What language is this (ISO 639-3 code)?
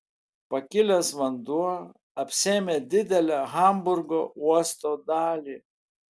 lit